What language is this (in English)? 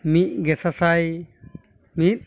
Santali